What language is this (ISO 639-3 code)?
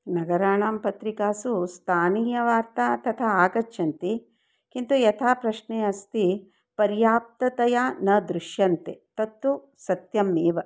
san